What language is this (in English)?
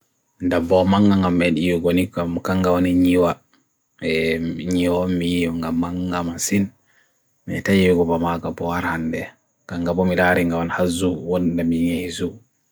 Bagirmi Fulfulde